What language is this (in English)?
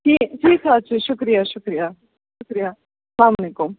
Kashmiri